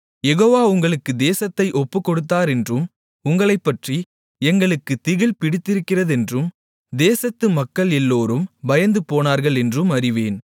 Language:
Tamil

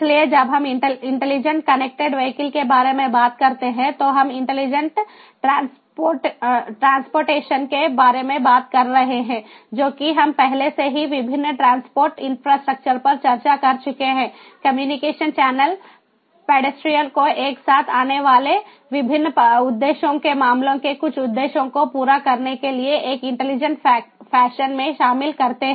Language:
Hindi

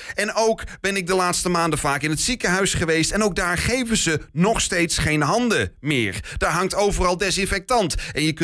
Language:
Dutch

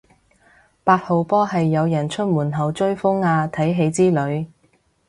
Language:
Cantonese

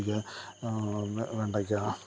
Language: Malayalam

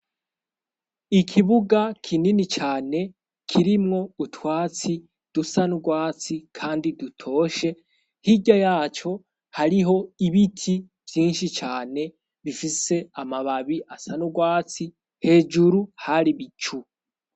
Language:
Rundi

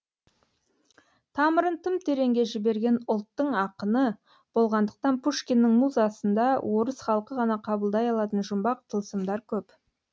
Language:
Kazakh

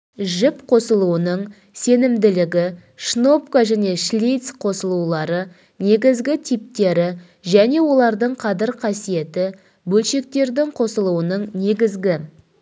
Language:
Kazakh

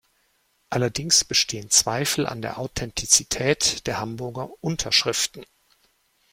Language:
German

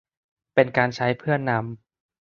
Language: Thai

